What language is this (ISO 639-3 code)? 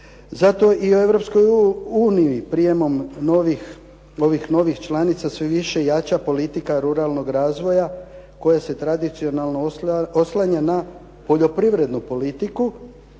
hrv